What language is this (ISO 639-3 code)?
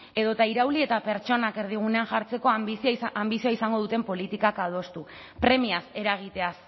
eus